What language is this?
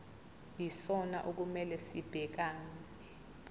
Zulu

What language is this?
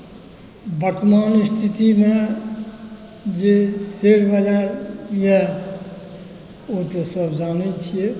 Maithili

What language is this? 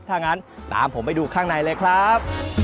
Thai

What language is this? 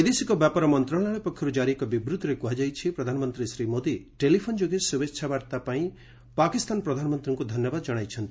Odia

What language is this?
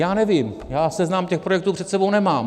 Czech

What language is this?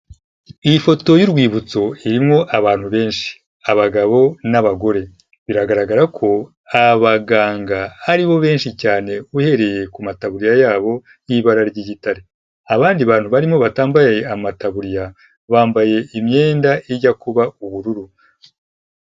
Kinyarwanda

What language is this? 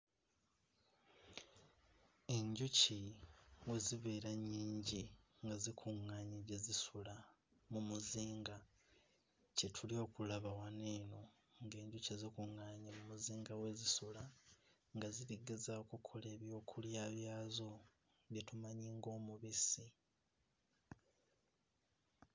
Ganda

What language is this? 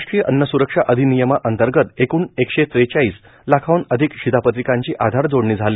Marathi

